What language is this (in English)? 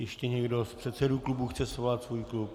Czech